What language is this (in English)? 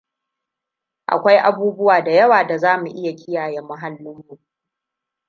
Hausa